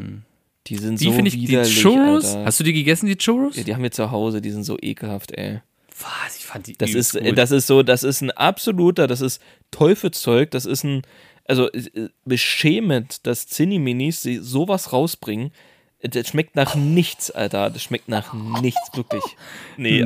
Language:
German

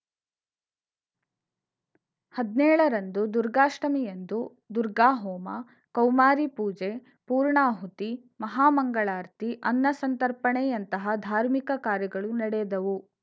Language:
Kannada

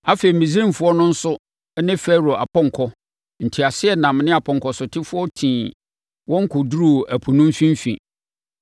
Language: Akan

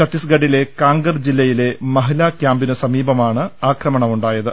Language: Malayalam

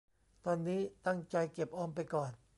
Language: Thai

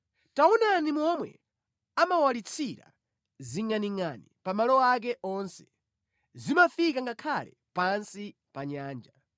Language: Nyanja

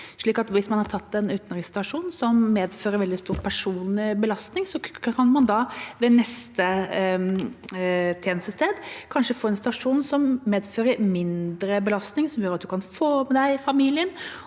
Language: Norwegian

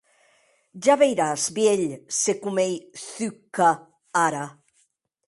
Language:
Occitan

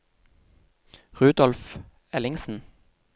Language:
Norwegian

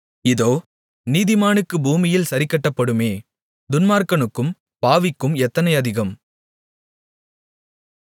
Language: Tamil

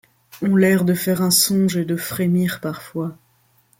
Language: French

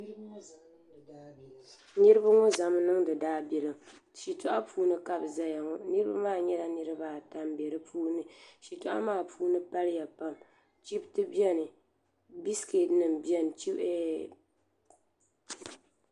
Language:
Dagbani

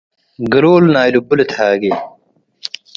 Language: Tigre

